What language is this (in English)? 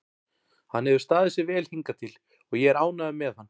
Icelandic